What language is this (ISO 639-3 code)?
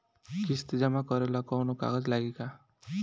bho